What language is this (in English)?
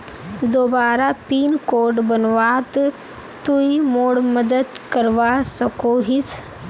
Magahi